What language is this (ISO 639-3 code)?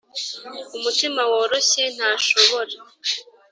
kin